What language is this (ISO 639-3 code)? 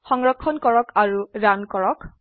asm